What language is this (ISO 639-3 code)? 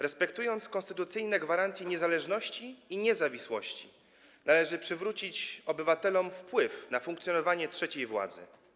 pol